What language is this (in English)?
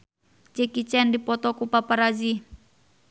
Sundanese